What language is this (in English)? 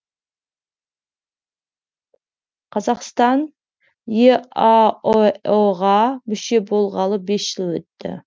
Kazakh